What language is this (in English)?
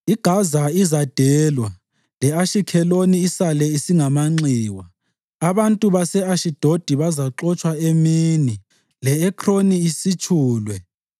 North Ndebele